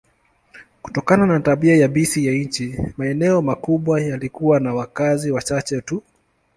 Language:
Swahili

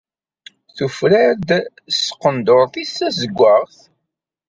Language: Kabyle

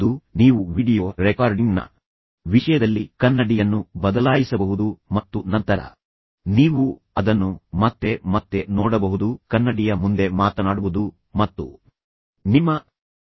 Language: Kannada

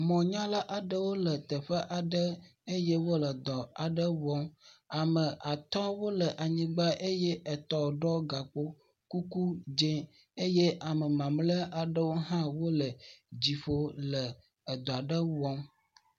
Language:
Ewe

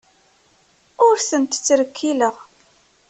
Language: Kabyle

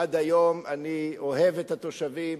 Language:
Hebrew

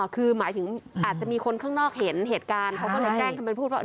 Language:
Thai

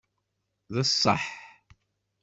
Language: Kabyle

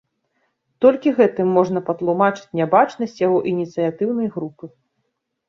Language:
Belarusian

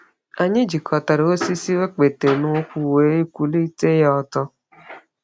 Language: Igbo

